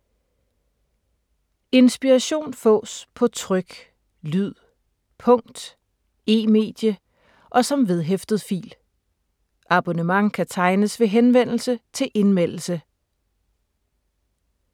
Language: Danish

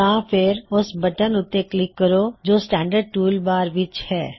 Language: Punjabi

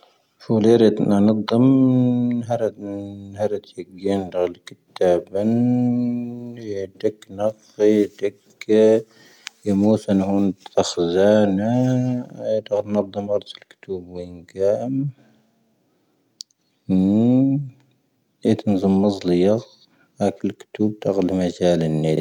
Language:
Tahaggart Tamahaq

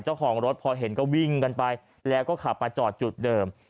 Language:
Thai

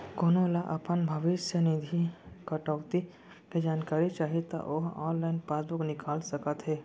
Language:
Chhattisgarhi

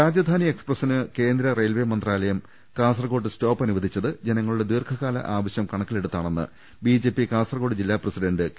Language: Malayalam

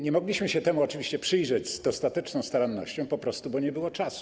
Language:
Polish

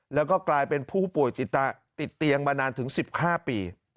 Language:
Thai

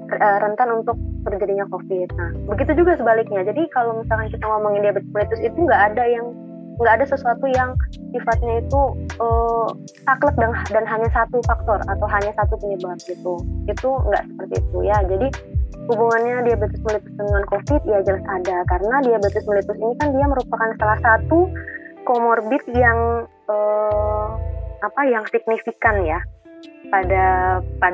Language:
Indonesian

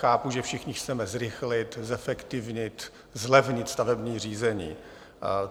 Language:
Czech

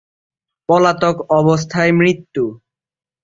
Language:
Bangla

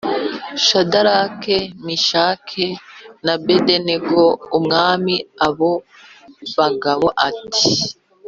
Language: Kinyarwanda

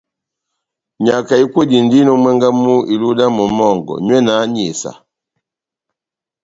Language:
Batanga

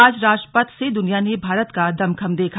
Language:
Hindi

